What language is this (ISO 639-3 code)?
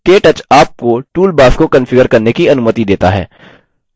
hin